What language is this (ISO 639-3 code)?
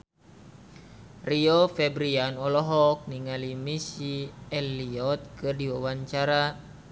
sun